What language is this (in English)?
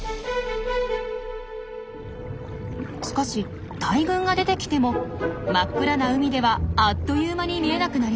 Japanese